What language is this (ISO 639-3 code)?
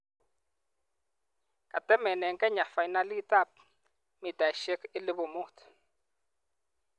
kln